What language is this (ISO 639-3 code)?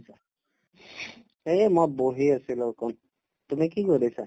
asm